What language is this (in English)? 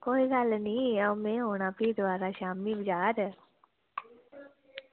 Dogri